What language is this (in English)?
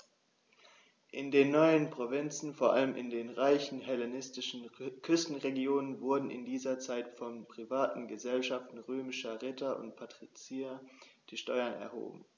German